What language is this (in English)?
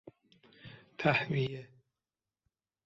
Persian